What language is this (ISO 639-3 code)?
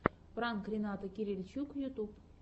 rus